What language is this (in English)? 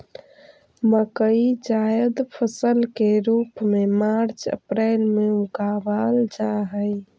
Magahi